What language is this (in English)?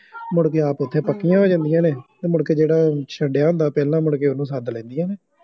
Punjabi